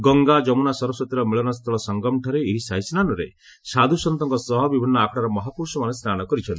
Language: Odia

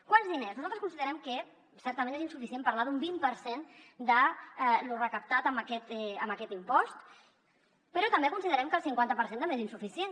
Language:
Catalan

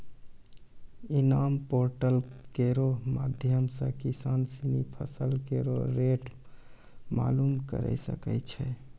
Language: Maithili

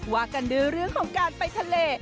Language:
Thai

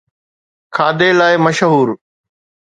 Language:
Sindhi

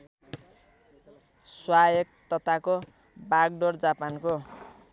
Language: Nepali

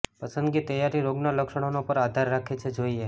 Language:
Gujarati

